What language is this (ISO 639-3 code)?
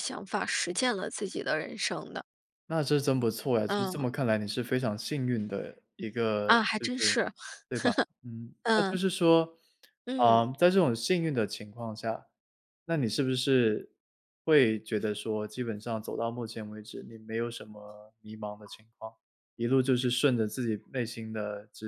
zho